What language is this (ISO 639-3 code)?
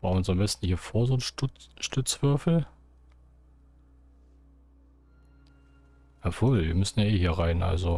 deu